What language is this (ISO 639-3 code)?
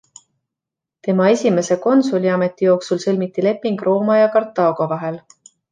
est